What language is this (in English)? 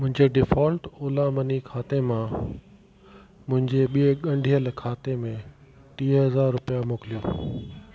Sindhi